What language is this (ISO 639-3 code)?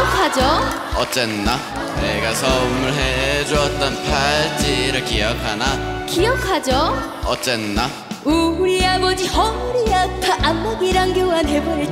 kor